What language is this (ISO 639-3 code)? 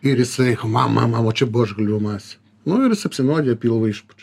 lit